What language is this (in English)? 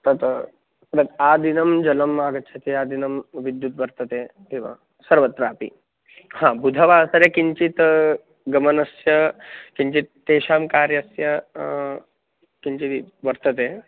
Sanskrit